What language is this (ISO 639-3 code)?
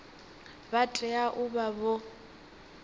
ven